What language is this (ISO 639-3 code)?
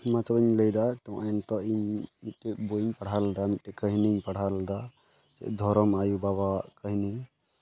sat